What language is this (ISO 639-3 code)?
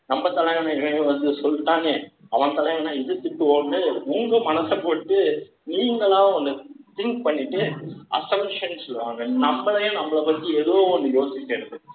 tam